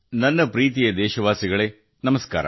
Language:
Kannada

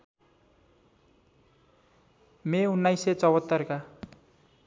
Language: Nepali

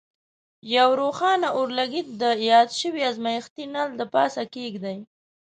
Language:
Pashto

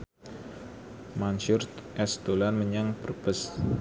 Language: Javanese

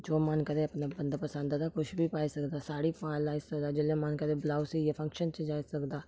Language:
Dogri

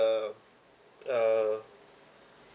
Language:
English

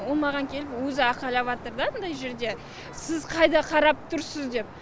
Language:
Kazakh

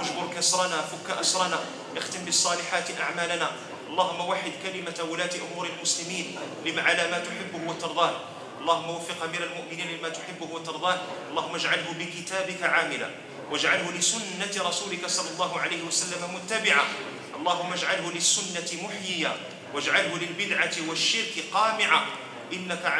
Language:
Arabic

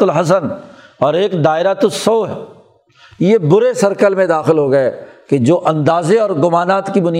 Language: Urdu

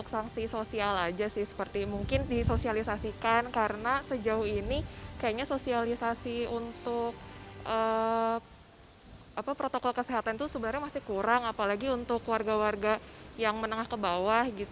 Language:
Indonesian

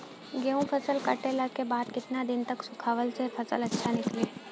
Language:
Bhojpuri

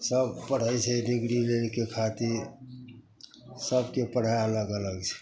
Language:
Maithili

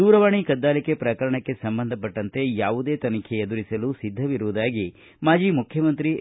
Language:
Kannada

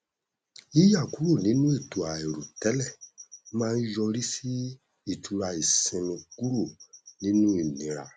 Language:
Yoruba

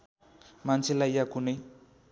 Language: Nepali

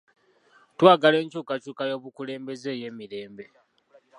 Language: Ganda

